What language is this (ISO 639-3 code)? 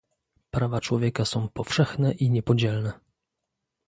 pol